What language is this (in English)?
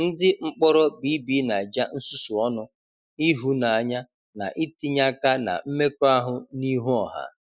Igbo